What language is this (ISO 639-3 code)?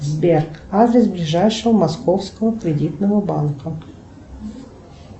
rus